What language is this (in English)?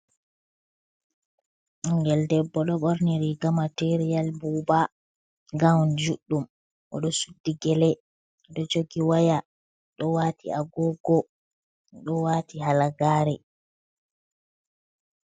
Fula